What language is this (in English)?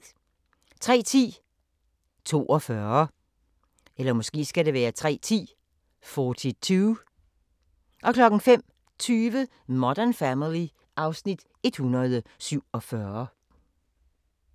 Danish